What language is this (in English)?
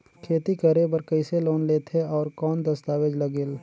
Chhattisgarhi